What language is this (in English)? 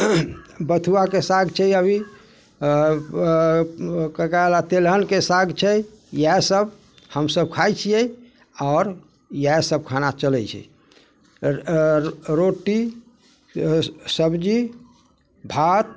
Maithili